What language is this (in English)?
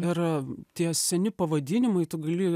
Lithuanian